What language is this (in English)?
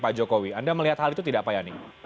Indonesian